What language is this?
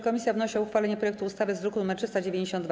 Polish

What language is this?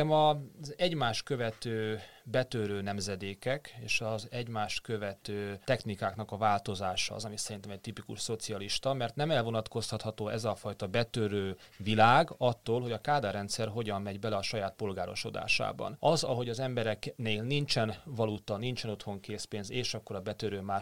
Hungarian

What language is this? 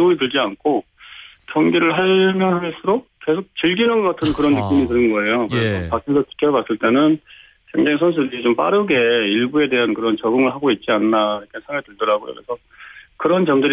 Korean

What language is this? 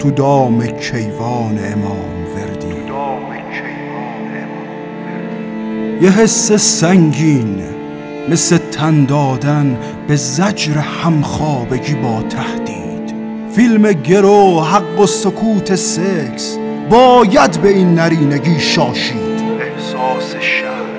Persian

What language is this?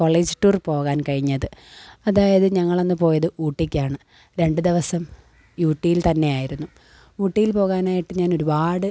Malayalam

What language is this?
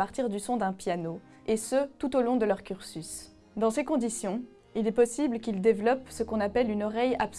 French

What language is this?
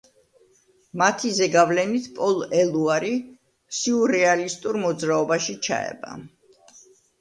Georgian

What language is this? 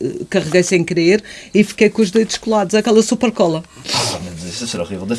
Portuguese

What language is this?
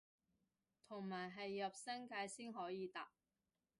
Cantonese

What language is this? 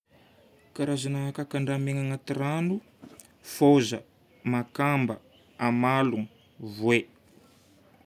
Northern Betsimisaraka Malagasy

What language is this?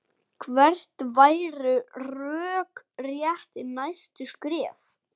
Icelandic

